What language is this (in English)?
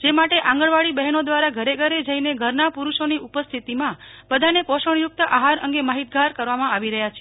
Gujarati